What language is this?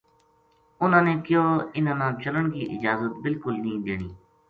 Gujari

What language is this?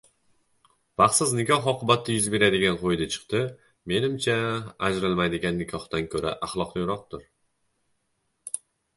Uzbek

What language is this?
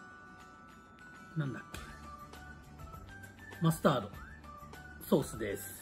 Japanese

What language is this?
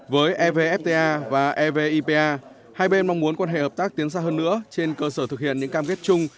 Vietnamese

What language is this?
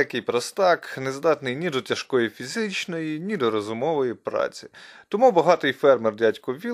Ukrainian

